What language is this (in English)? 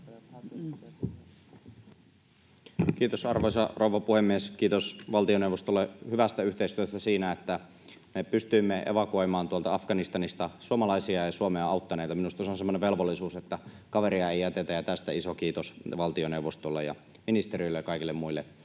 Finnish